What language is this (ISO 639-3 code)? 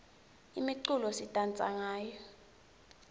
ssw